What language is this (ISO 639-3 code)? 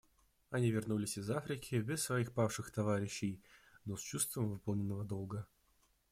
rus